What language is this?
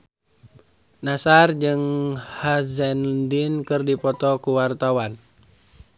Sundanese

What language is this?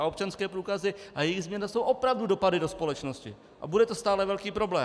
Czech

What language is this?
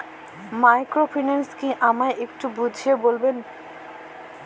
Bangla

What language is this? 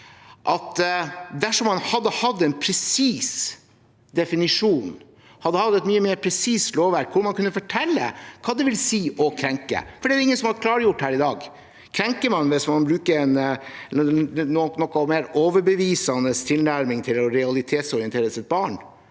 Norwegian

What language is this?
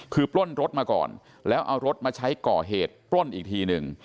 Thai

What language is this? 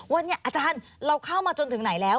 Thai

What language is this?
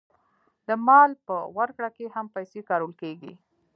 Pashto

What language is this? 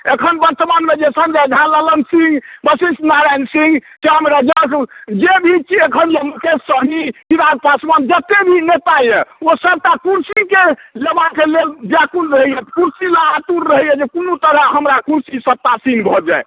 Maithili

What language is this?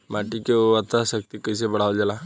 Bhojpuri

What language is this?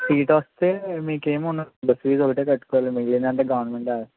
Telugu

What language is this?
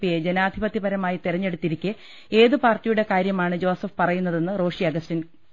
Malayalam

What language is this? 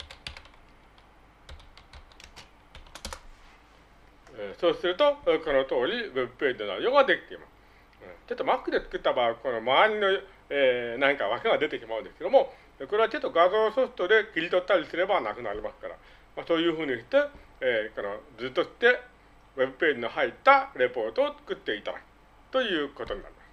Japanese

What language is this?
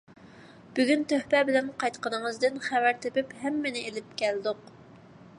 Uyghur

